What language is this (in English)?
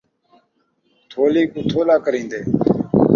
Saraiki